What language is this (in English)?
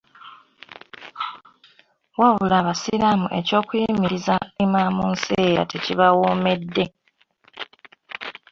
Ganda